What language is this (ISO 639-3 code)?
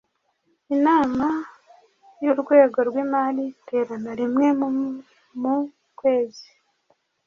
kin